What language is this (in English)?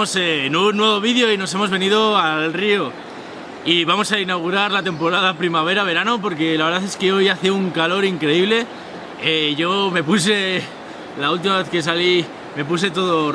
Spanish